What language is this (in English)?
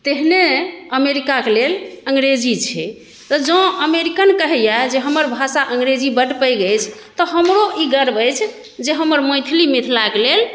Maithili